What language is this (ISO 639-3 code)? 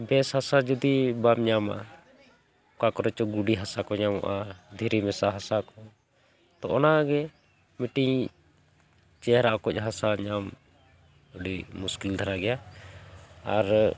sat